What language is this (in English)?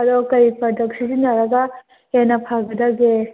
Manipuri